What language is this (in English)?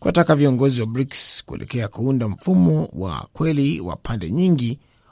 Swahili